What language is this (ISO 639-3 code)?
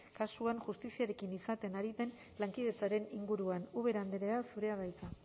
eus